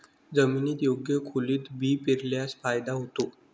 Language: Marathi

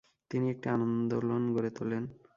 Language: Bangla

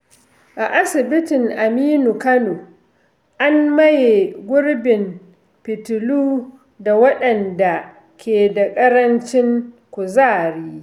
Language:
Hausa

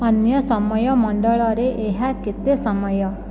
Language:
Odia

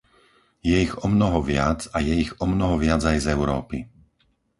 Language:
Slovak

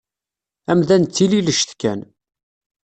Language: Kabyle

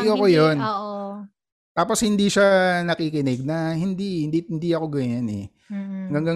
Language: Filipino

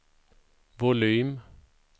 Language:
Swedish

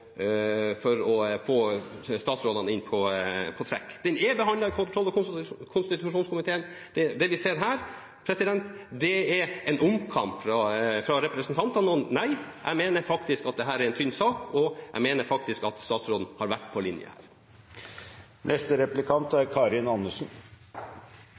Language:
Norwegian Bokmål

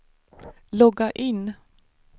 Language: Swedish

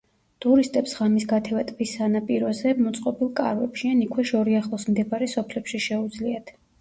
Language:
Georgian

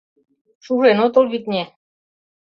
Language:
Mari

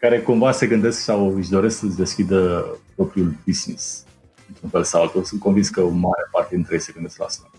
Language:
Romanian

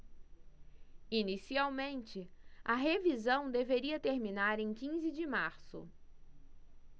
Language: Portuguese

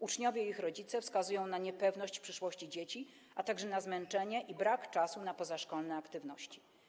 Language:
Polish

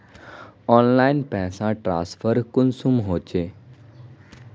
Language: Magahi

